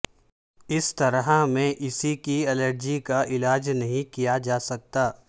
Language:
Urdu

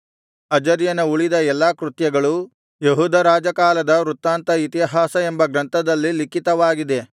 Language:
Kannada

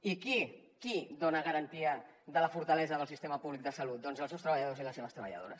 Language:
Catalan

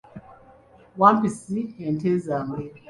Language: Ganda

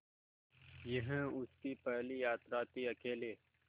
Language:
Hindi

